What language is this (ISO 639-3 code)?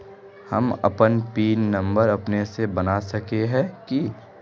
mag